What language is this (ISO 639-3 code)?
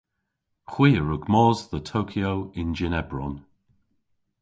cor